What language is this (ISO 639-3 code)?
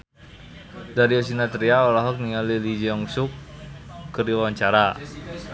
sun